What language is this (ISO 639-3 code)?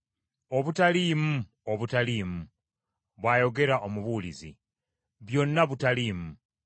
lug